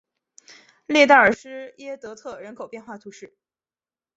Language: Chinese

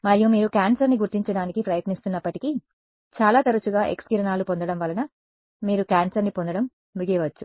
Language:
Telugu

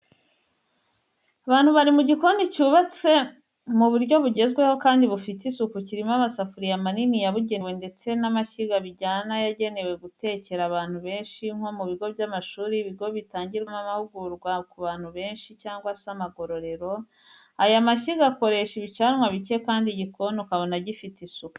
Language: Kinyarwanda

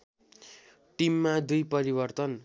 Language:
Nepali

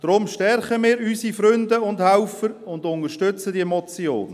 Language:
Swiss German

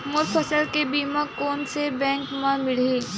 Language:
Chhattisgarhi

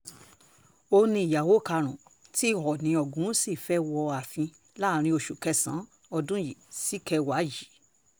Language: Yoruba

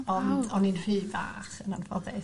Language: Welsh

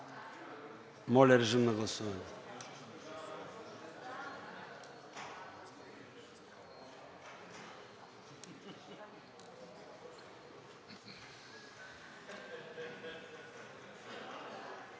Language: Bulgarian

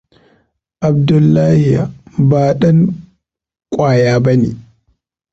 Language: Hausa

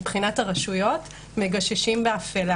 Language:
Hebrew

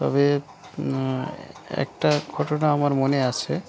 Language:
Bangla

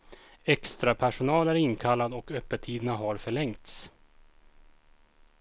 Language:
Swedish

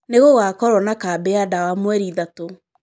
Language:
Kikuyu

